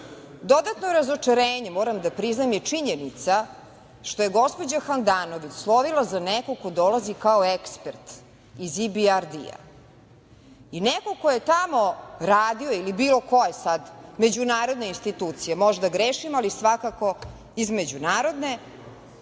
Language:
Serbian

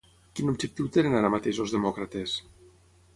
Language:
Catalan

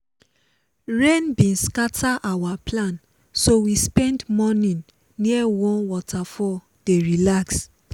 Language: Nigerian Pidgin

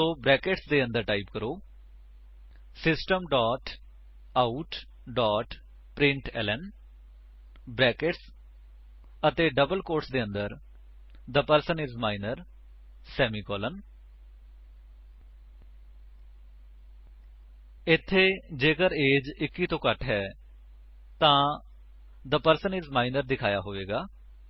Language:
Punjabi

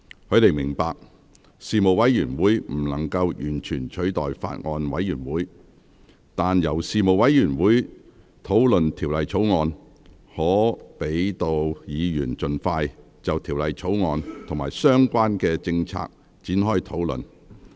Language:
Cantonese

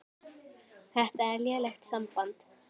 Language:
Icelandic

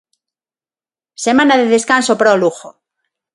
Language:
Galician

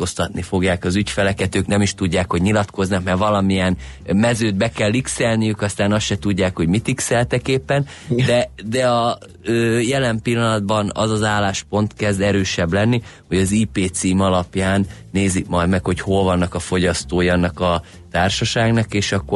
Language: Hungarian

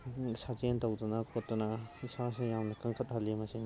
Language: Manipuri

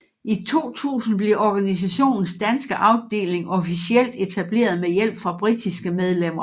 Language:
Danish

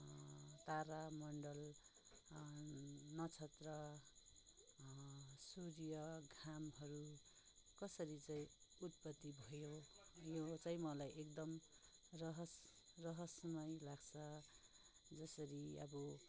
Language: Nepali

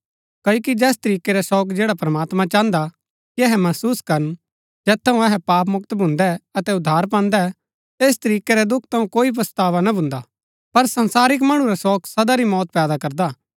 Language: Gaddi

